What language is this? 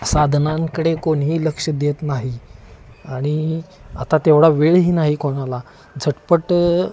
Marathi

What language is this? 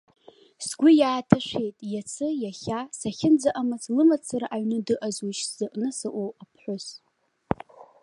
Abkhazian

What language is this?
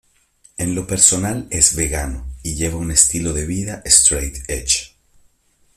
Spanish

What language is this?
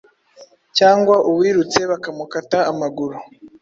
Kinyarwanda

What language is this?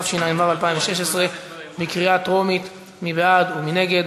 Hebrew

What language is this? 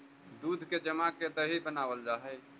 Magahi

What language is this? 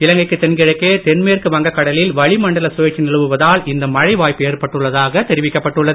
Tamil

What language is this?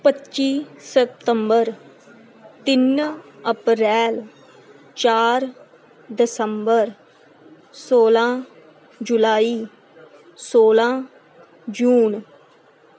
Punjabi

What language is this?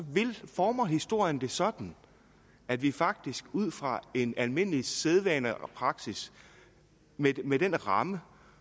Danish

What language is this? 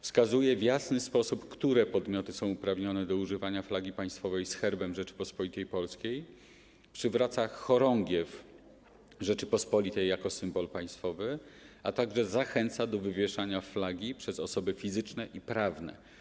Polish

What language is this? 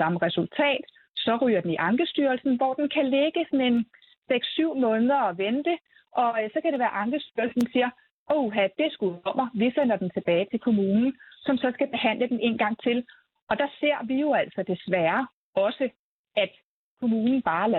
Danish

